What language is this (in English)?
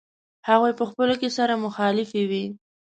Pashto